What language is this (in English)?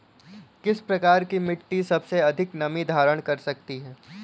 Hindi